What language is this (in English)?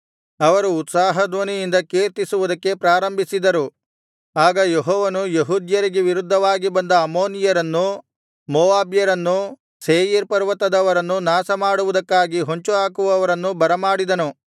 Kannada